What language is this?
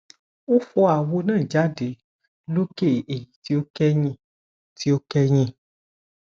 Yoruba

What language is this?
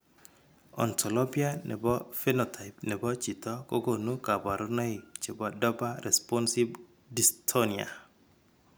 Kalenjin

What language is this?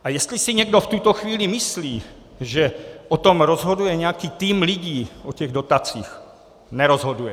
Czech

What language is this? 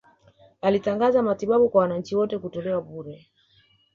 Swahili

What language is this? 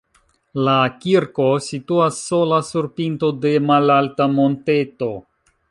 Esperanto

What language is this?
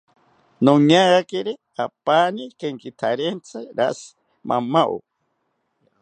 South Ucayali Ashéninka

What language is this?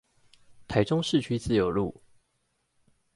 Chinese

